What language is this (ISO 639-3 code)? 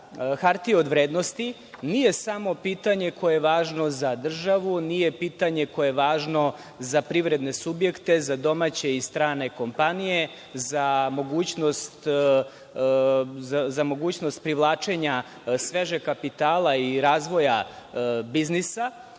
srp